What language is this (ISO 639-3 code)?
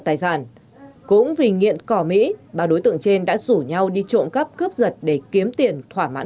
vie